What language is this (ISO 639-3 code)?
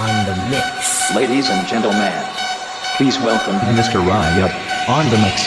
eng